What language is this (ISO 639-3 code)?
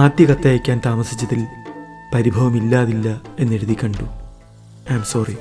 mal